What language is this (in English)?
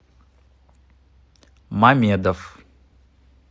Russian